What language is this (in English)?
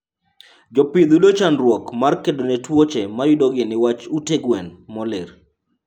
Luo (Kenya and Tanzania)